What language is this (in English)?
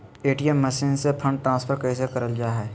Magahi